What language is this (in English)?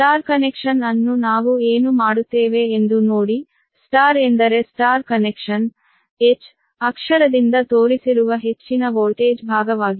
Kannada